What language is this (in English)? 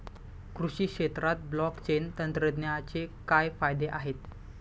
Marathi